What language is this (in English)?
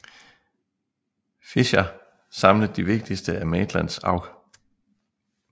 Danish